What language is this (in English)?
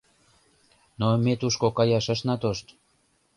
Mari